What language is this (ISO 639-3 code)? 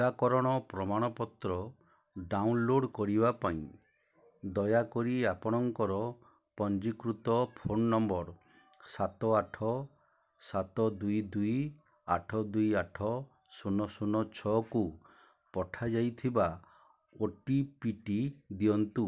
ori